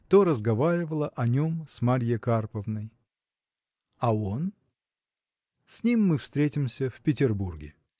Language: Russian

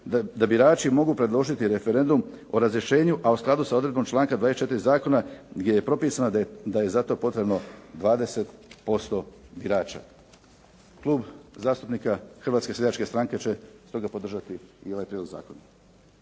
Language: Croatian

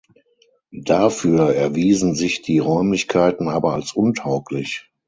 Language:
German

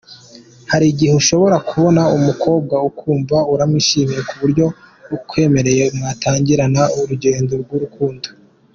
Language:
Kinyarwanda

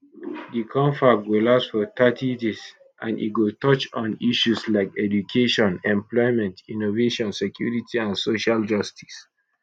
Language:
Nigerian Pidgin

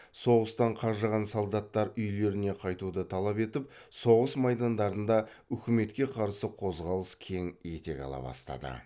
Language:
Kazakh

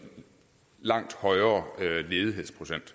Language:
Danish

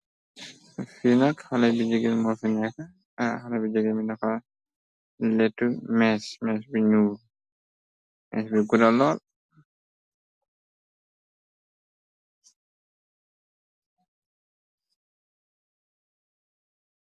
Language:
Wolof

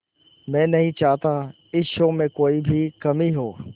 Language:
Hindi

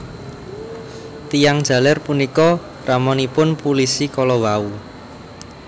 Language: Javanese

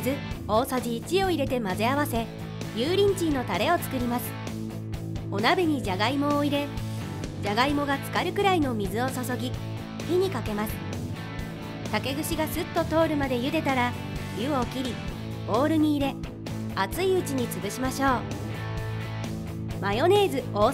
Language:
Japanese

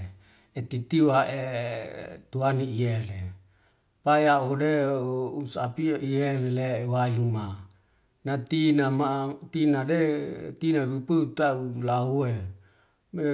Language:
Wemale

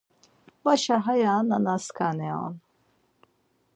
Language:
Laz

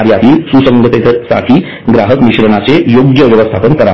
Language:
Marathi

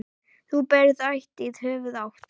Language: Icelandic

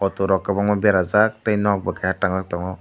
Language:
Kok Borok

